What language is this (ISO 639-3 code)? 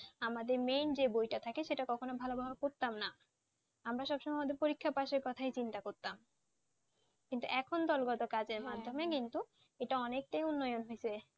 ben